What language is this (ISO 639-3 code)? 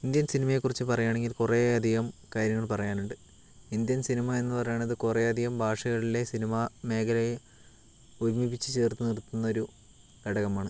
mal